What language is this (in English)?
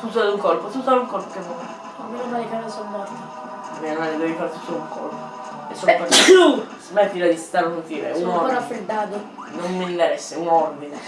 Italian